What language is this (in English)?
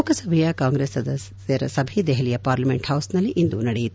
Kannada